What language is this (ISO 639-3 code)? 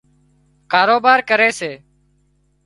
kxp